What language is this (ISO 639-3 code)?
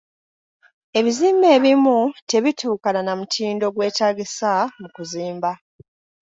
lug